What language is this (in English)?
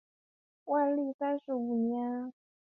Chinese